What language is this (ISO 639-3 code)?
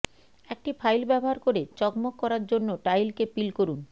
ben